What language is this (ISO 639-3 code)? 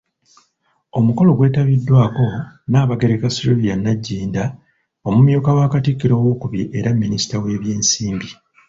lug